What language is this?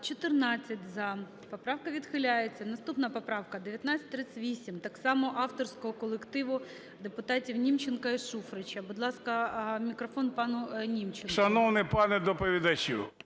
Ukrainian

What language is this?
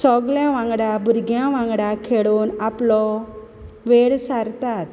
Konkani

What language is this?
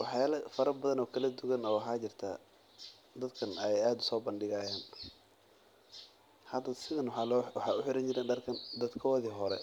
Somali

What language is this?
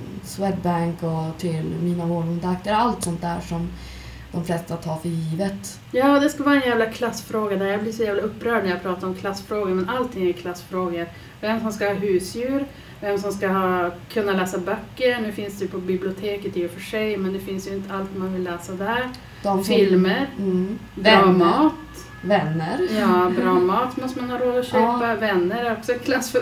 Swedish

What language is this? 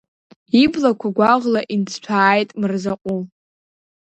Abkhazian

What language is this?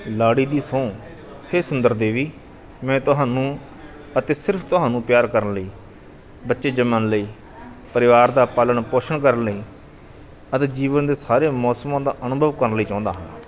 Punjabi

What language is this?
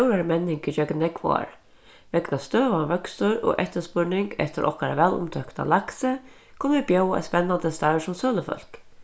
Faroese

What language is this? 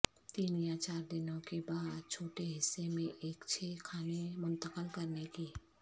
Urdu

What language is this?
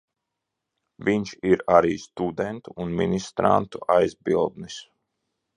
Latvian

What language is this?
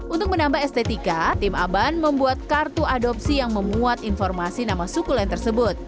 Indonesian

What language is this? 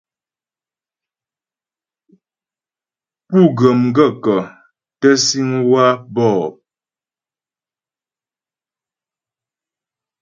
Ghomala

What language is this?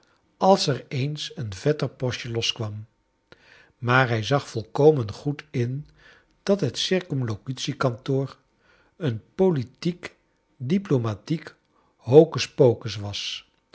Dutch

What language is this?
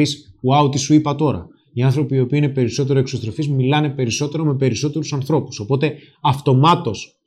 Greek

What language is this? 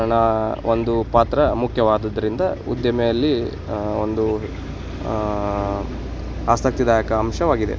Kannada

